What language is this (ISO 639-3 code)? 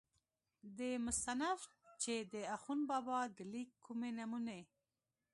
pus